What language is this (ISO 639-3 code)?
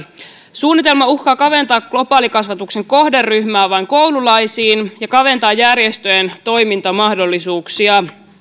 fin